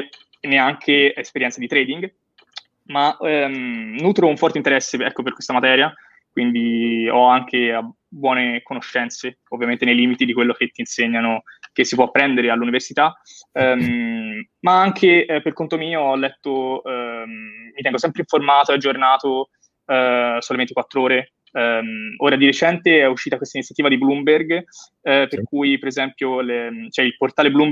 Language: Italian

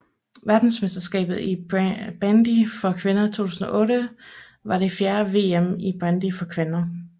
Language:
Danish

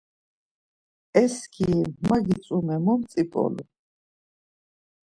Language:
Laz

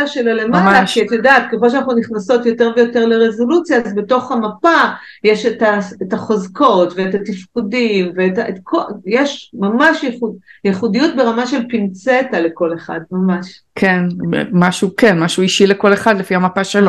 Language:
Hebrew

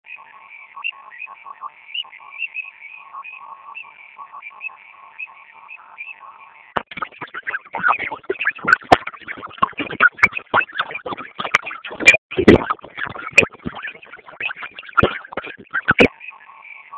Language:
Swahili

